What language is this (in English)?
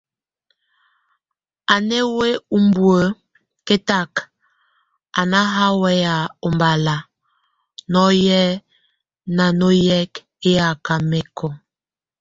Tunen